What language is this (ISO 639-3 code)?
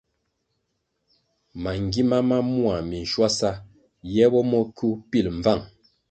nmg